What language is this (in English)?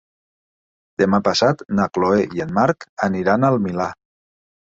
Catalan